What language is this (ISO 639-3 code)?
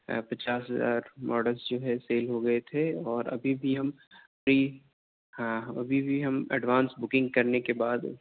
urd